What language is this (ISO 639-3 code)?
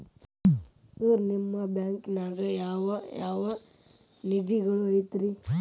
kan